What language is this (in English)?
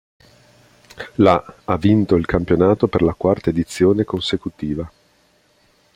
Italian